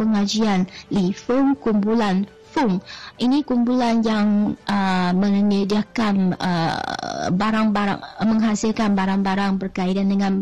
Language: Malay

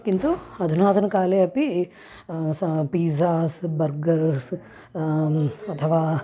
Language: Sanskrit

